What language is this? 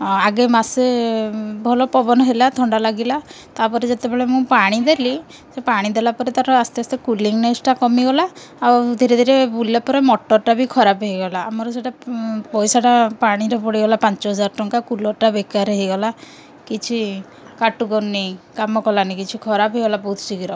Odia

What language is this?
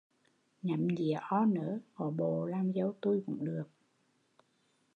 Vietnamese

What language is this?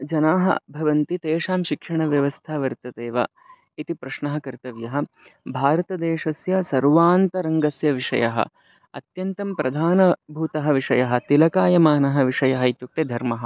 Sanskrit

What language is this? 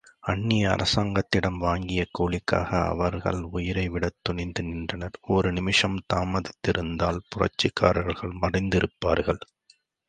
Tamil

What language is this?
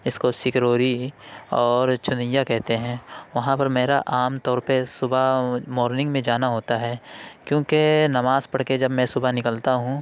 Urdu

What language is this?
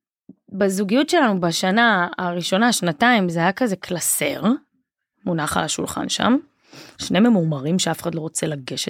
Hebrew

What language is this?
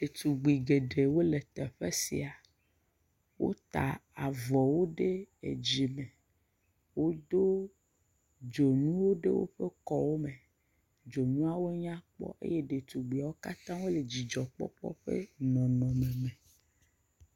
Ewe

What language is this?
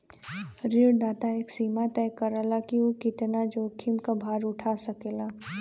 Bhojpuri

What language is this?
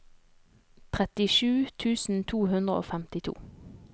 Norwegian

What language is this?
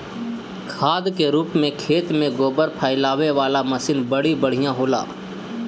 Bhojpuri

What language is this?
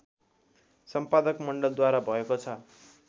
Nepali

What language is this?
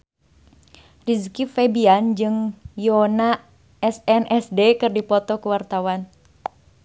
Sundanese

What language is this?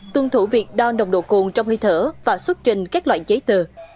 Vietnamese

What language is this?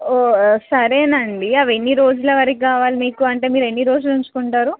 Telugu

